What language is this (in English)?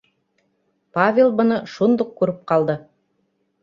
Bashkir